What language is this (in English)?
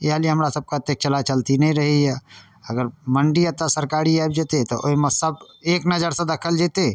Maithili